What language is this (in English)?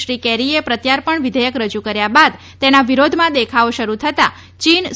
Gujarati